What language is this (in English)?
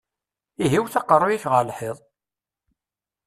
Kabyle